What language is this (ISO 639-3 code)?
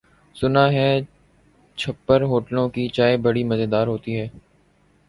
urd